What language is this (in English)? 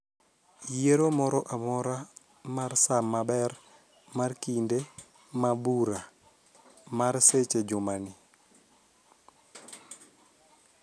Luo (Kenya and Tanzania)